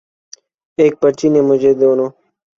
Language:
Urdu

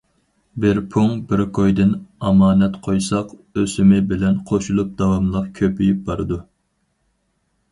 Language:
Uyghur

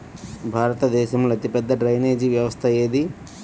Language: Telugu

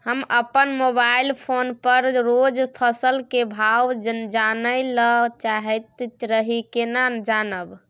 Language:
Maithili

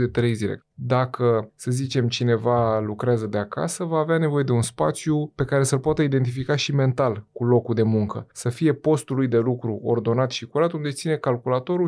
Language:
Romanian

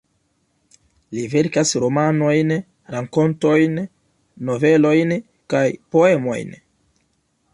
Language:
Esperanto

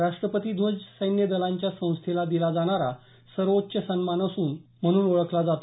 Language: Marathi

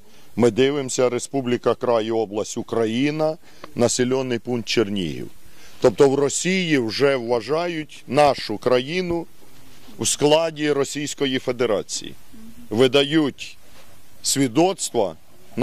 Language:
Ukrainian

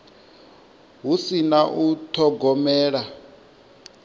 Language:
Venda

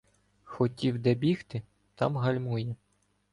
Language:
Ukrainian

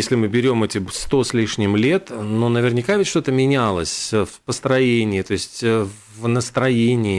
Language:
Russian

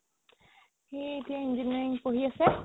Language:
Assamese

